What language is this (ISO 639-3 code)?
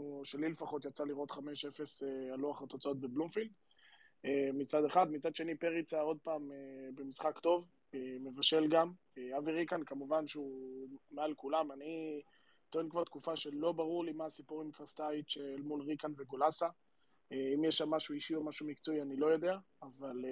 heb